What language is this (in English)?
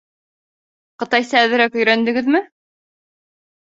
Bashkir